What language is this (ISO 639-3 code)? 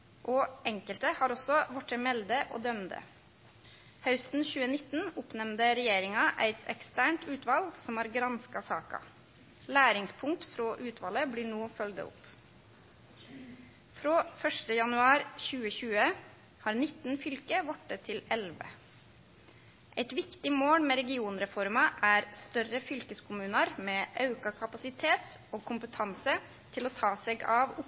nno